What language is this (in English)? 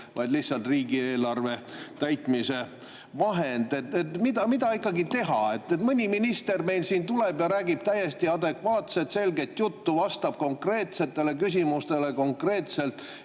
Estonian